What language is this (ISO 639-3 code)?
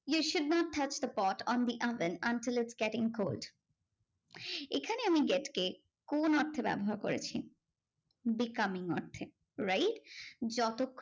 ben